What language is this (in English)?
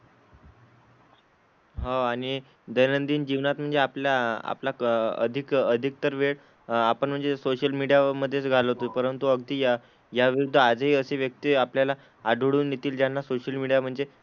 Marathi